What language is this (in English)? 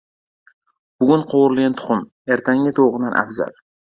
Uzbek